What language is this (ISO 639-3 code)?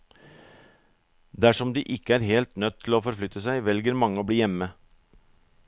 nor